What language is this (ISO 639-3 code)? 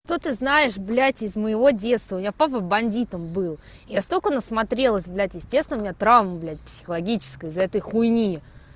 rus